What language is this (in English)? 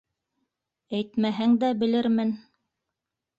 Bashkir